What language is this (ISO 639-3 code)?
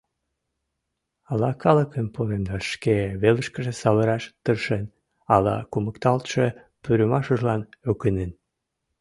chm